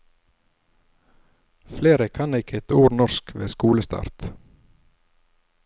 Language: Norwegian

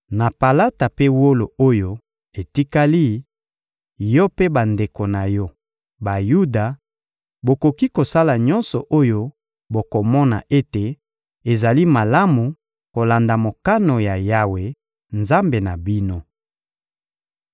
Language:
Lingala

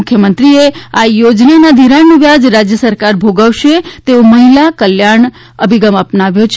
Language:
Gujarati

